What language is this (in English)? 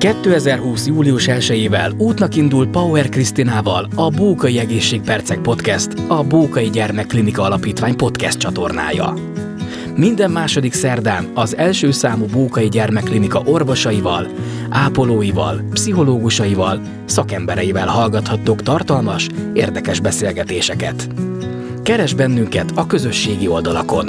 Hungarian